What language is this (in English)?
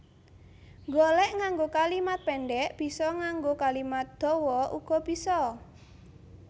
Javanese